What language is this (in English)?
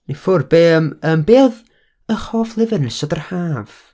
Welsh